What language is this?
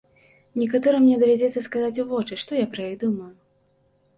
Belarusian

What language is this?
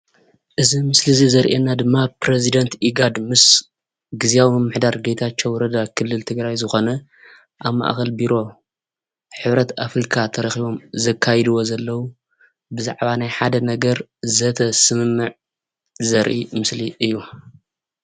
Tigrinya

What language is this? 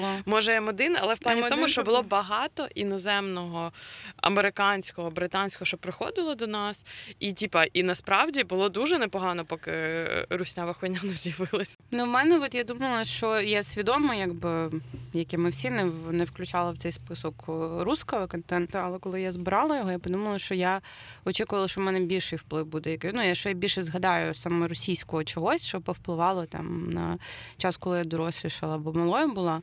Ukrainian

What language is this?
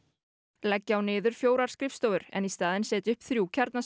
Icelandic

